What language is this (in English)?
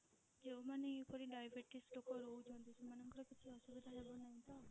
Odia